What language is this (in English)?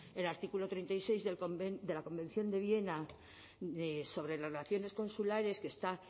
Spanish